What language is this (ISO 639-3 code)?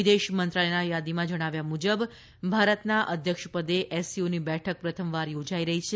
guj